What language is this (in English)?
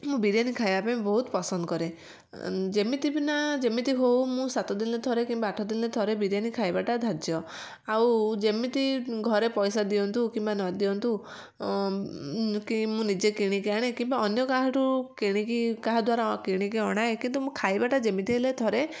Odia